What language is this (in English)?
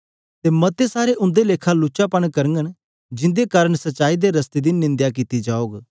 Dogri